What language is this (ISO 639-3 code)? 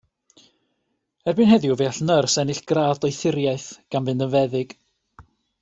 cym